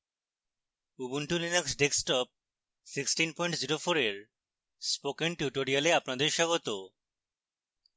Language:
Bangla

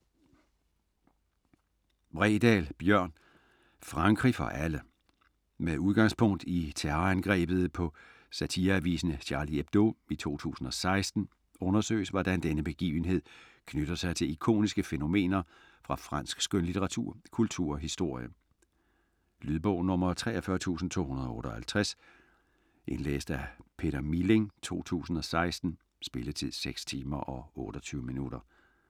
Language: Danish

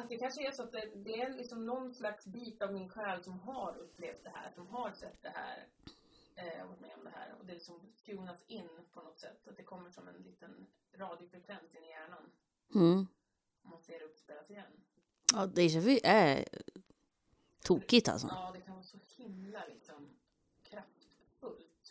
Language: Swedish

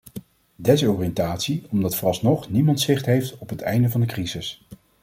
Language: Dutch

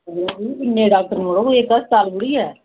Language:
Dogri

